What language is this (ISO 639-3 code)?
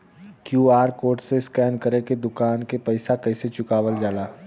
bho